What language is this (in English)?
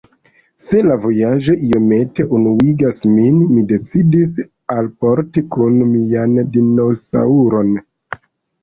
Esperanto